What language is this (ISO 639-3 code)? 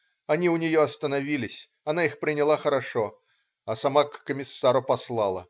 rus